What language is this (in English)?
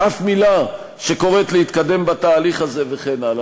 Hebrew